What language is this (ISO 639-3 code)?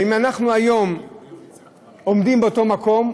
heb